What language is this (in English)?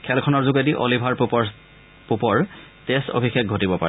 Assamese